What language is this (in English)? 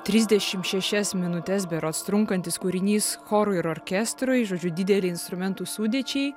Lithuanian